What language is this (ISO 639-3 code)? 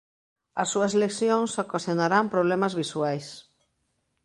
glg